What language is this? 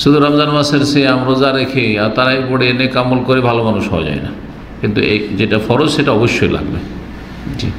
Indonesian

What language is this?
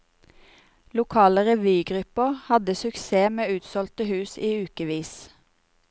Norwegian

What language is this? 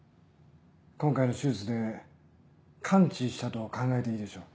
Japanese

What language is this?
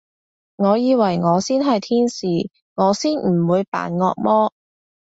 Cantonese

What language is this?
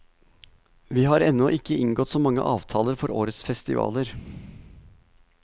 Norwegian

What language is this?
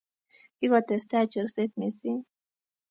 Kalenjin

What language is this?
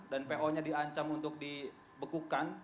Indonesian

